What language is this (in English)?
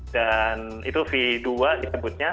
Indonesian